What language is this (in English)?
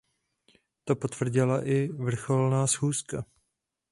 Czech